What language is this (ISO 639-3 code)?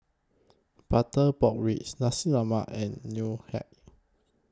eng